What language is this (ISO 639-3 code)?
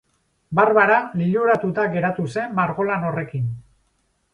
eus